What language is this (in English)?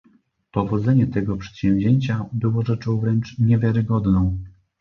Polish